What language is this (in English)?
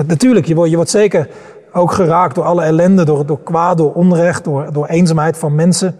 Dutch